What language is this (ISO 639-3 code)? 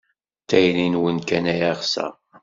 kab